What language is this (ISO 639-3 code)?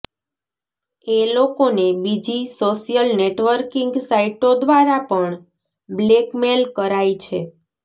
guj